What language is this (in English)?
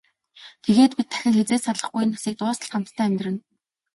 Mongolian